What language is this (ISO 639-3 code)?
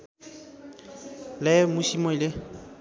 nep